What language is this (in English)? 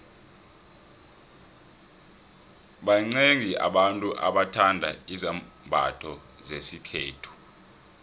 South Ndebele